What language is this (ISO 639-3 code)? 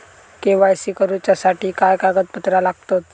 mar